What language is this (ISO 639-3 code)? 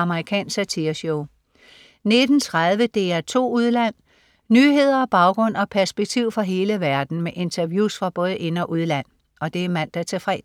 dan